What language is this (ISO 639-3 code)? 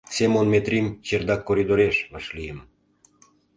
chm